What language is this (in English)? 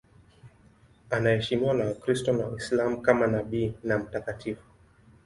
Swahili